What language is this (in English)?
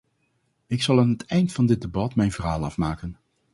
Dutch